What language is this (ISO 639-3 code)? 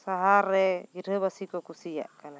sat